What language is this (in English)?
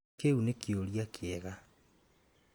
Kikuyu